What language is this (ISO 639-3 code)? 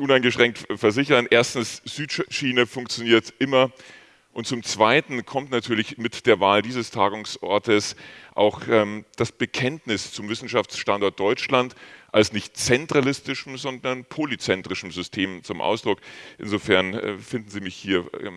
deu